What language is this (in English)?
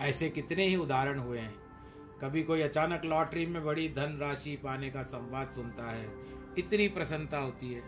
Hindi